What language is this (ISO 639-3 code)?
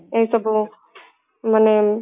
ori